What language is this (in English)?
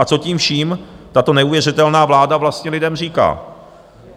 Czech